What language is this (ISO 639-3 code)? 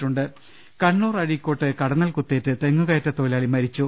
mal